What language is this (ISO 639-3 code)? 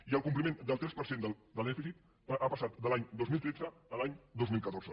cat